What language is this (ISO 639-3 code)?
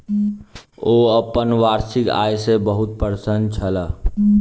mai